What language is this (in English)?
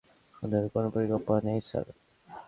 Bangla